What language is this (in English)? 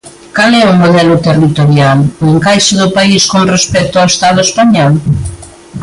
Galician